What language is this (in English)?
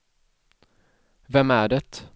Swedish